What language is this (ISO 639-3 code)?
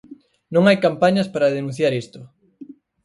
glg